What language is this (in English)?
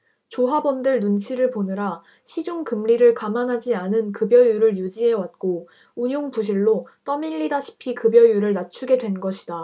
Korean